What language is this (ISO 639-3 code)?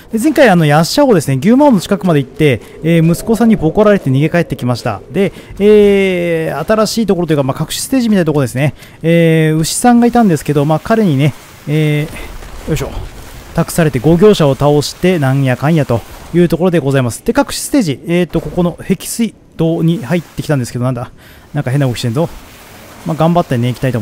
jpn